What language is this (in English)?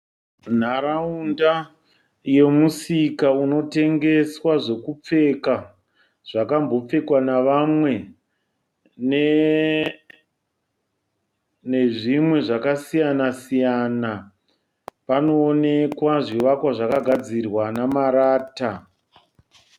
Shona